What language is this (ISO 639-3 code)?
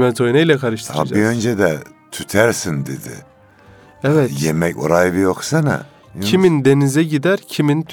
tur